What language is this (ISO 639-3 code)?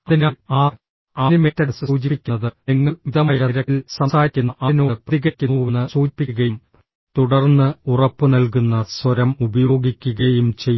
mal